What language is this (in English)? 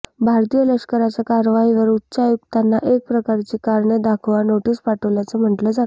Marathi